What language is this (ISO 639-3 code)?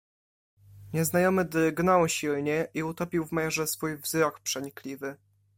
pol